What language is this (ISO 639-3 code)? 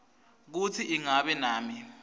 ssw